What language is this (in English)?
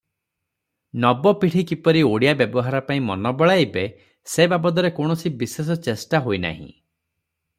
Odia